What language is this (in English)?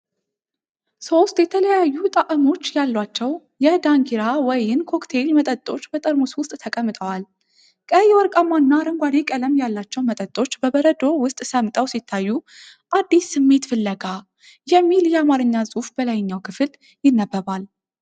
Amharic